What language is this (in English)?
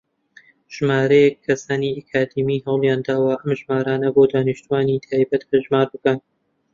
Central Kurdish